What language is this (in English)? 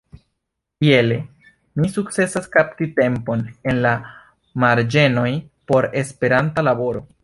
Esperanto